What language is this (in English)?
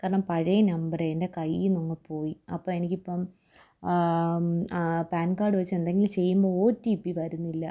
Malayalam